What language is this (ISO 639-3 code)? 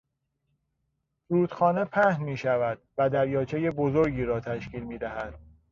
fas